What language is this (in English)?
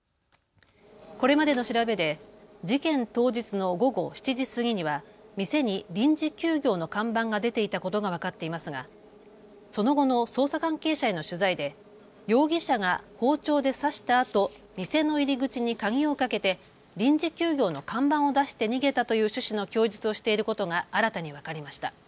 Japanese